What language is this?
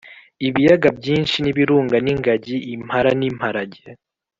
Kinyarwanda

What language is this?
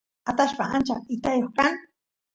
Santiago del Estero Quichua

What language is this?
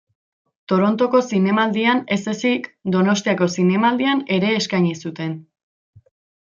Basque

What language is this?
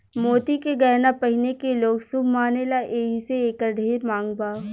Bhojpuri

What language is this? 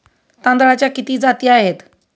Marathi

